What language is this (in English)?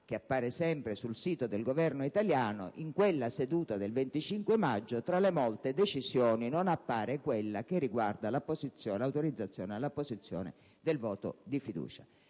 Italian